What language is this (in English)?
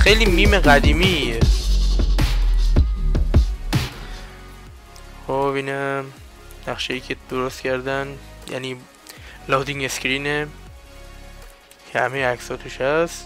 Persian